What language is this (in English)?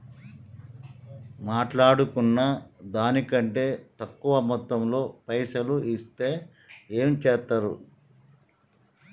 Telugu